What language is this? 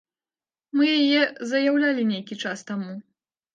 Belarusian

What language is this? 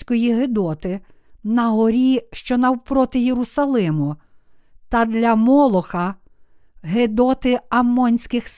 Ukrainian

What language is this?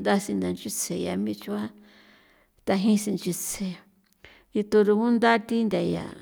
San Felipe Otlaltepec Popoloca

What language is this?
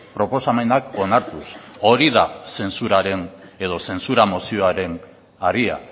Basque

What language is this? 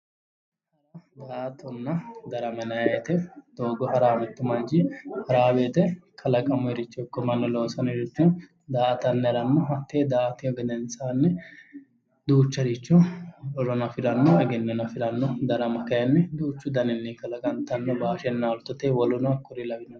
Sidamo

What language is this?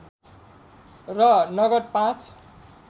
Nepali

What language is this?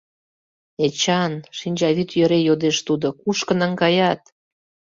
Mari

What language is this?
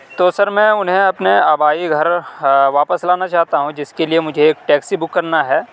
Urdu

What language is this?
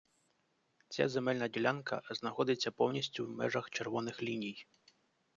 Ukrainian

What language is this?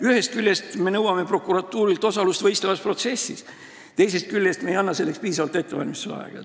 Estonian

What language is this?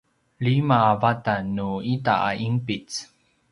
Paiwan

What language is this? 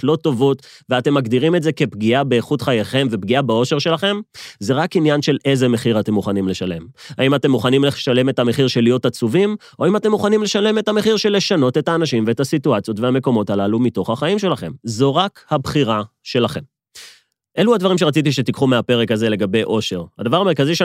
Hebrew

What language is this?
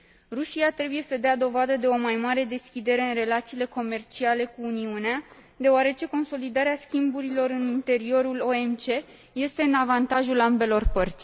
Romanian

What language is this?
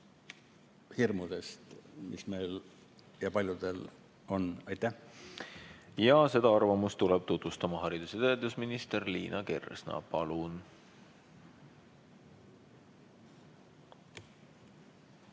Estonian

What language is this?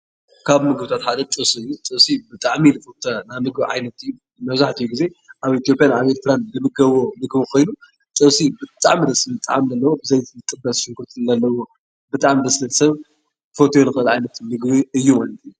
Tigrinya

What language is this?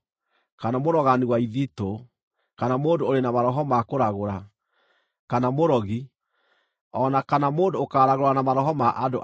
Kikuyu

